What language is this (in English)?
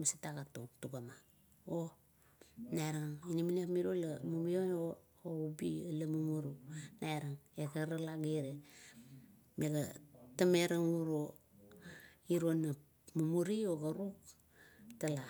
Kuot